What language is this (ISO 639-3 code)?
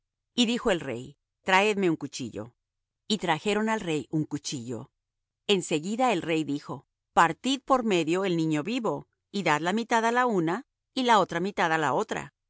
spa